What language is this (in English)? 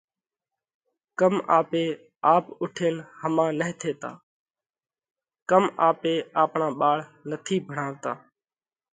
Parkari Koli